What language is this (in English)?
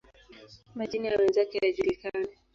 Swahili